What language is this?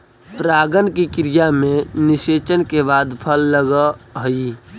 Magahi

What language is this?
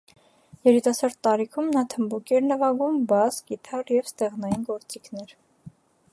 Armenian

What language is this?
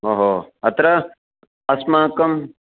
Sanskrit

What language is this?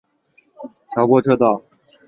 Chinese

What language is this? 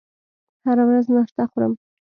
Pashto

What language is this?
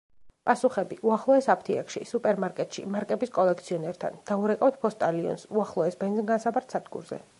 Georgian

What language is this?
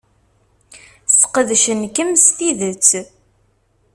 Kabyle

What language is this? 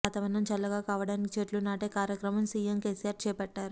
Telugu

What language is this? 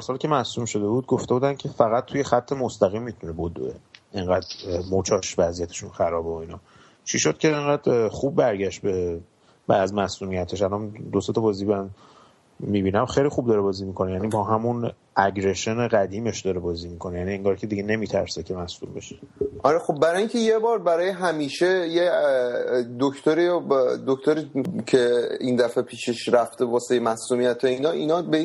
Persian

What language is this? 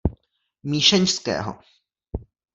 Czech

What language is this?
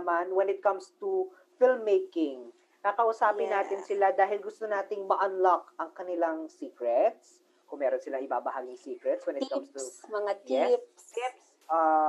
Filipino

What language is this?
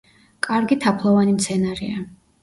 Georgian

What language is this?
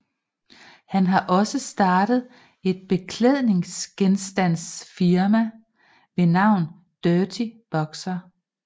Danish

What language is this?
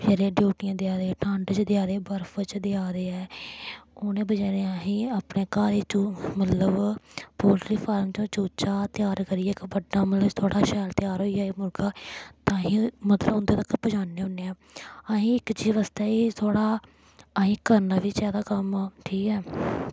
Dogri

